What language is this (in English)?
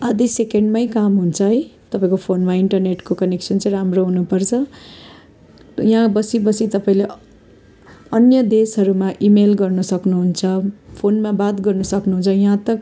Nepali